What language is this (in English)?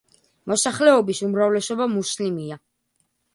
Georgian